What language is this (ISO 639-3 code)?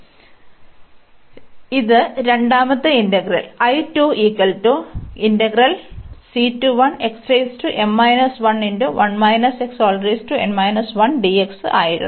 mal